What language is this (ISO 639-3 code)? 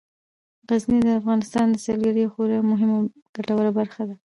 pus